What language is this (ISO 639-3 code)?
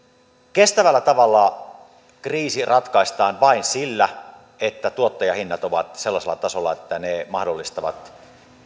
fin